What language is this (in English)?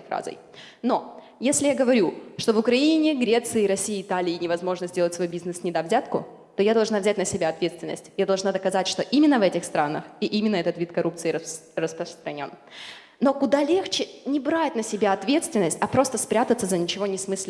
Russian